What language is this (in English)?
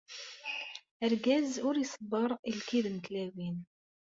Kabyle